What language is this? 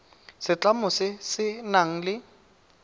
Tswana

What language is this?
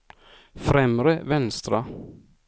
Swedish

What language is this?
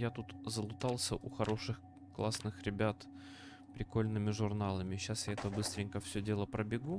Russian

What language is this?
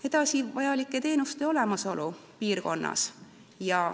Estonian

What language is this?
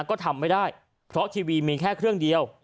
Thai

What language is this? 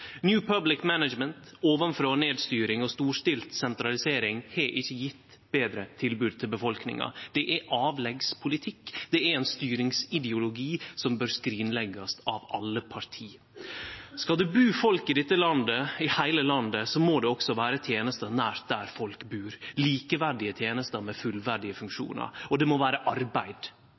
Norwegian Nynorsk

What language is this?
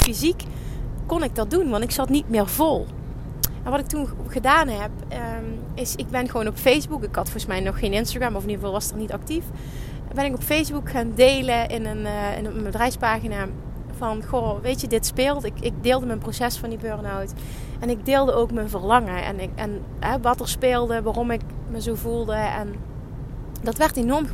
Dutch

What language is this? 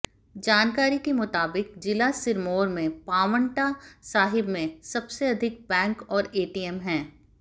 Hindi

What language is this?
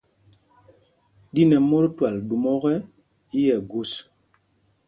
Mpumpong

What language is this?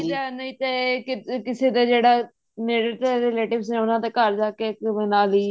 Punjabi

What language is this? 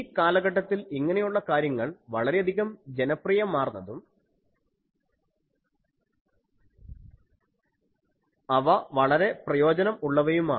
Malayalam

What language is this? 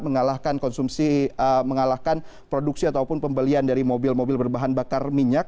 Indonesian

